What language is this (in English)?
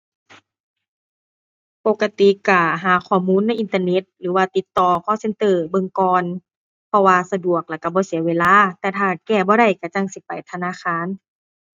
Thai